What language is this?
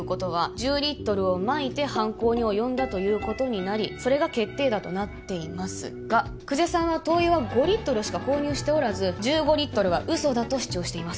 Japanese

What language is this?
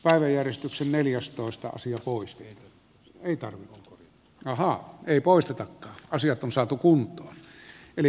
Finnish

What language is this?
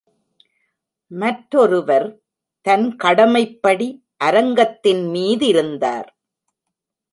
Tamil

